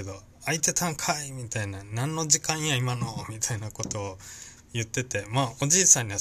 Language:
Japanese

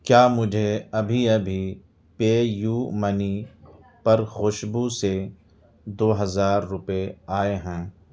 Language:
Urdu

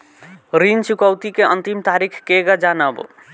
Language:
Bhojpuri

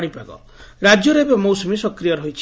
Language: Odia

